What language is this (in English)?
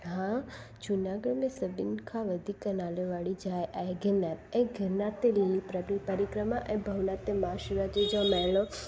Sindhi